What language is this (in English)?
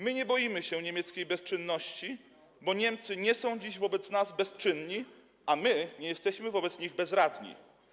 Polish